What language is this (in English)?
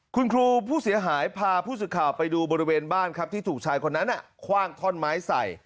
Thai